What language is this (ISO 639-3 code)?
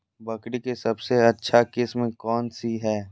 mag